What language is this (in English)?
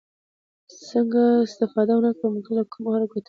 Pashto